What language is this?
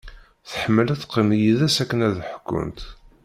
Kabyle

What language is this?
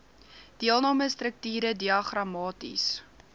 Afrikaans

